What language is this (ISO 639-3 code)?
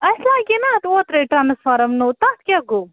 kas